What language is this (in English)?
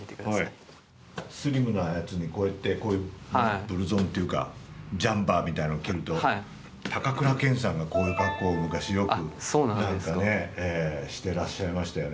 Japanese